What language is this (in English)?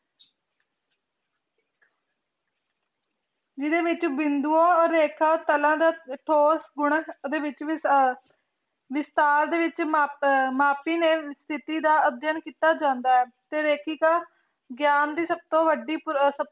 Punjabi